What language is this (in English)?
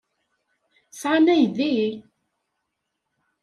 Kabyle